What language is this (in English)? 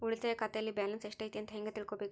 Kannada